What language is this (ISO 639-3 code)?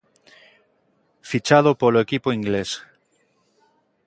glg